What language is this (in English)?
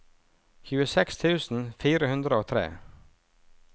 Norwegian